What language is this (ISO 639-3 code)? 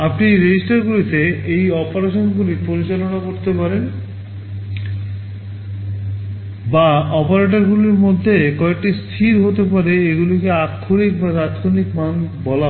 ben